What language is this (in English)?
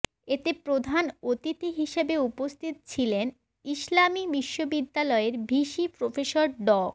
Bangla